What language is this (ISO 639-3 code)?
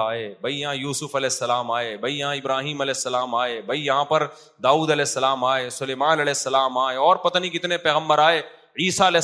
urd